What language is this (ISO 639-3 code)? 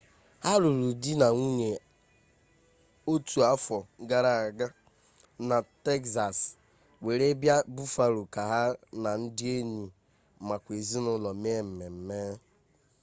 ibo